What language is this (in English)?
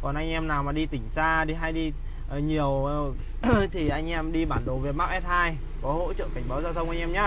Vietnamese